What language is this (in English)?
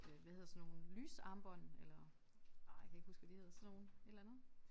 Danish